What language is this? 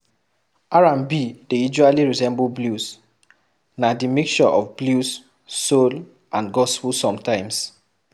Nigerian Pidgin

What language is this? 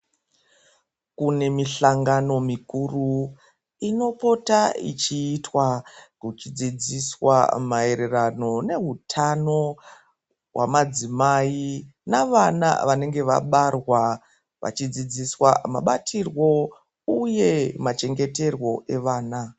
Ndau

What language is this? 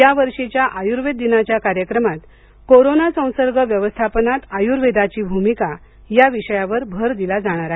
Marathi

